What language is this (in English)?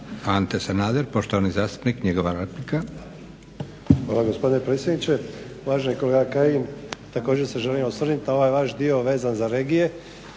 Croatian